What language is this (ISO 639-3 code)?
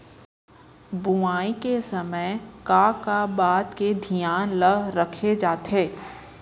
hne